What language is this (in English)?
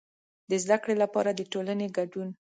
Pashto